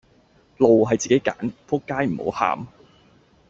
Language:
Cantonese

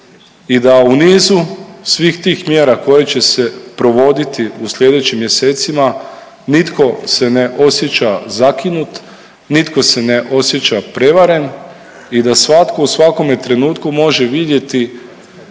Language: Croatian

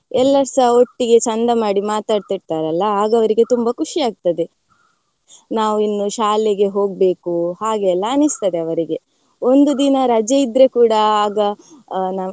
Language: Kannada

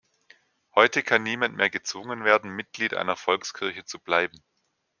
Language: German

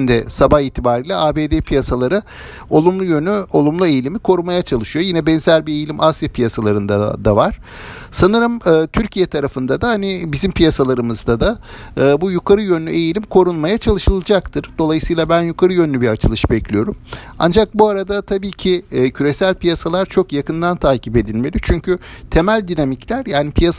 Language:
Turkish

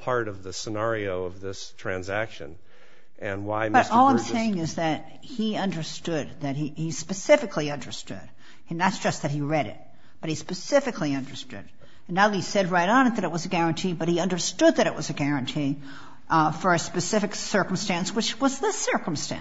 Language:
English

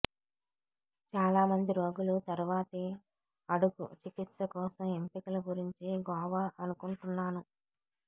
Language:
Telugu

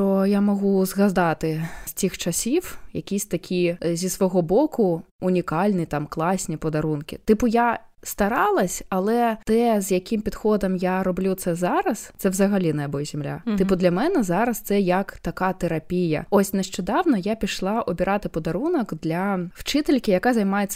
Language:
Ukrainian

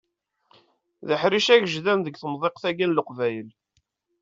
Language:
Kabyle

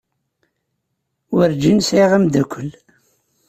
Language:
Kabyle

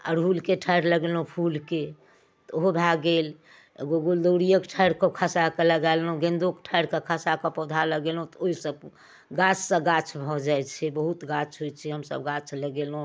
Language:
Maithili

